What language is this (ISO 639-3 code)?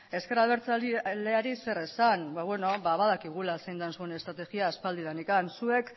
eus